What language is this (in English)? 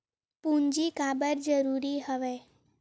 Chhattisgarhi